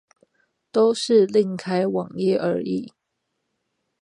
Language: Chinese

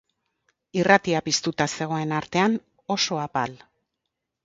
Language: Basque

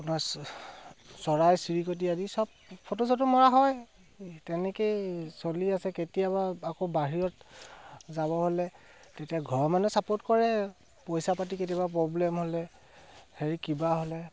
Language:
Assamese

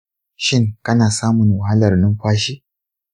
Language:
Hausa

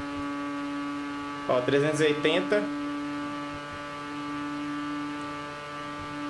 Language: Portuguese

